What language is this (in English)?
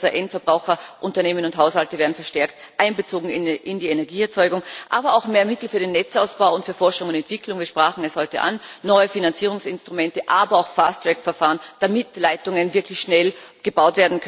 German